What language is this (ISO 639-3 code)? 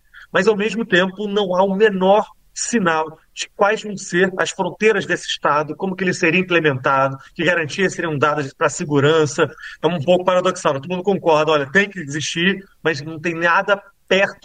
por